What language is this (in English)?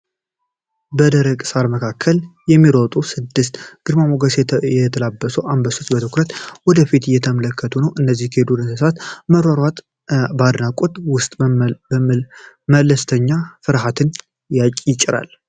Amharic